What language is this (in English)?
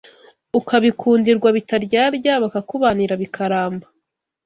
Kinyarwanda